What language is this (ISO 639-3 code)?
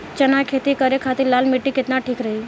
bho